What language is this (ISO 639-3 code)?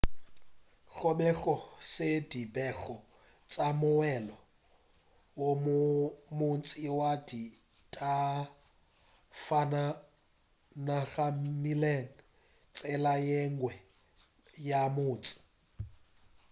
nso